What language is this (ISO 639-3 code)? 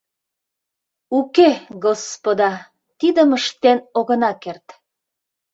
chm